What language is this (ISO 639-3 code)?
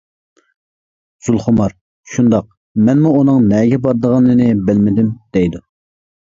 uig